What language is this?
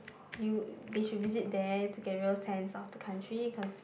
English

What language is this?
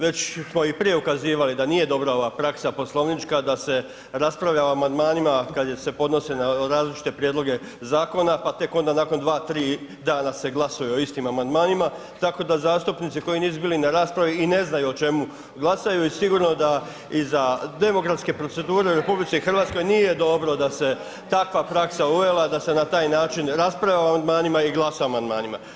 Croatian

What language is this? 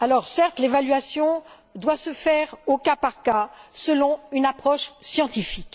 French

